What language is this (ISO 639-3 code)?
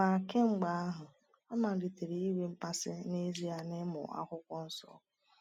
ibo